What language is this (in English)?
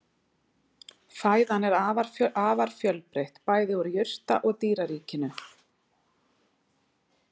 Icelandic